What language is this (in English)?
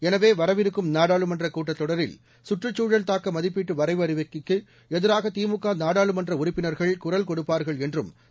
Tamil